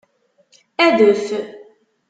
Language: Kabyle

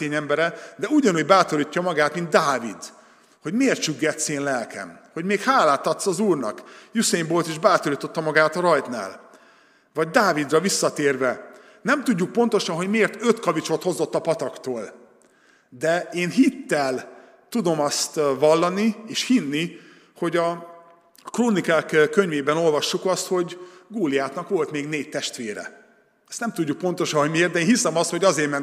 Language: Hungarian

